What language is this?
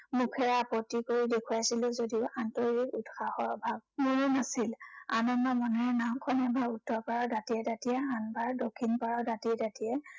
Assamese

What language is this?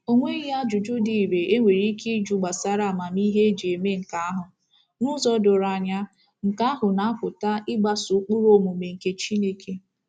Igbo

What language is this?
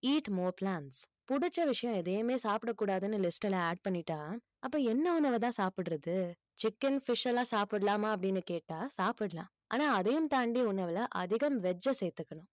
Tamil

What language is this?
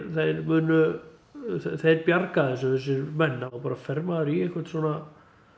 Icelandic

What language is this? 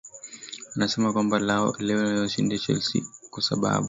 Swahili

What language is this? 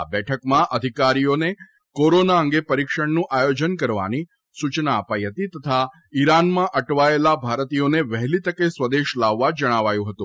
Gujarati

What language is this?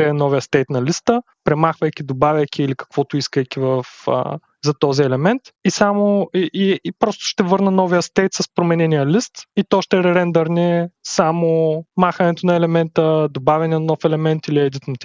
Bulgarian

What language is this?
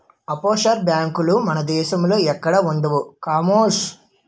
Telugu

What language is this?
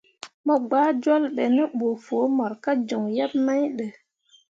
Mundang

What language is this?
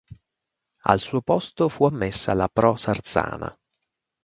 Italian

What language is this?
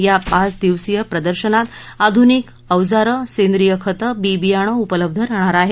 Marathi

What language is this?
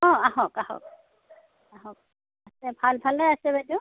Assamese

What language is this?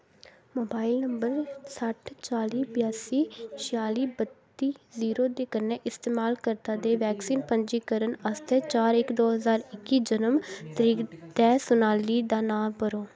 Dogri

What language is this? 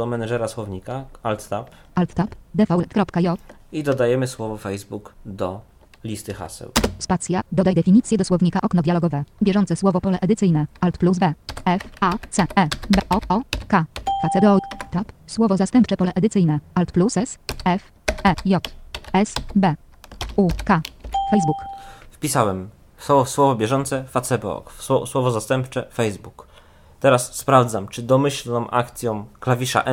Polish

